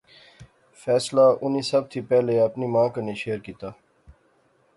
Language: Pahari-Potwari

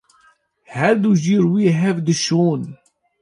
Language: Kurdish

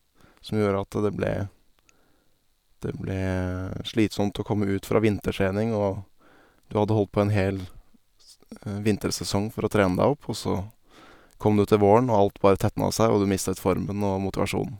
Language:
Norwegian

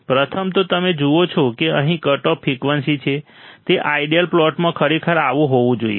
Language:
Gujarati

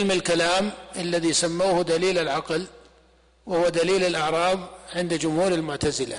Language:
Arabic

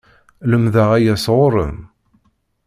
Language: Kabyle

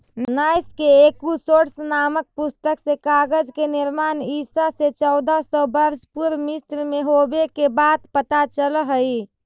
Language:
Magahi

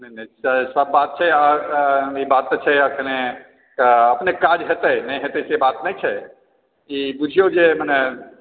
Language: Maithili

